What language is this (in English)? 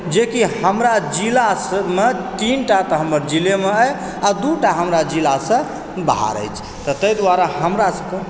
Maithili